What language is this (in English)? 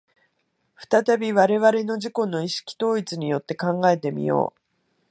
Japanese